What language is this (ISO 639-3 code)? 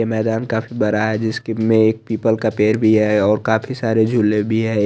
hin